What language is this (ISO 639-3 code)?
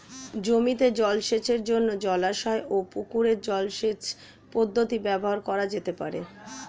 ben